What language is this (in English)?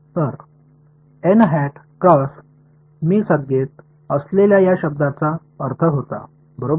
Marathi